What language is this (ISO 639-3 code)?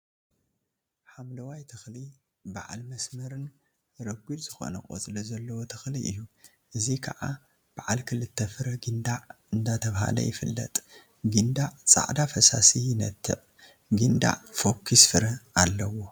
tir